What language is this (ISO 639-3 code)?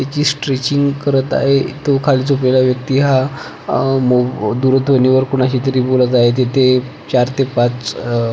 mar